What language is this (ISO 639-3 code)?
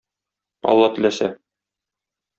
tat